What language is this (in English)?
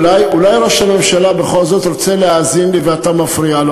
Hebrew